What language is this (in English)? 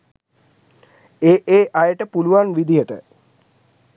Sinhala